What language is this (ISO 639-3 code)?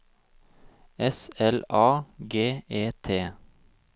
nor